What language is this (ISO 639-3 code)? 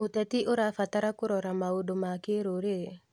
kik